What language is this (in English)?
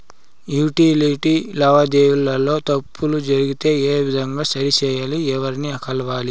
Telugu